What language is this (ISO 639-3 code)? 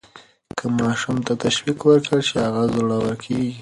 pus